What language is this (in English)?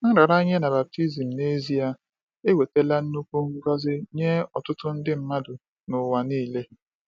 Igbo